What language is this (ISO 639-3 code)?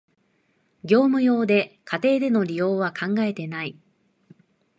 jpn